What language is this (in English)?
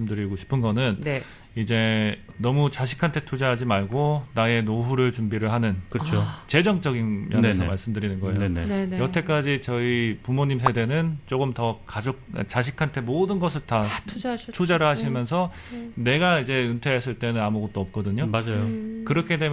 Korean